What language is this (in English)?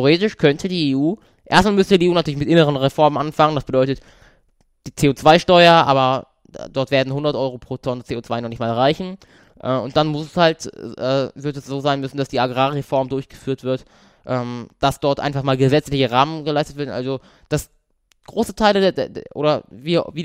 German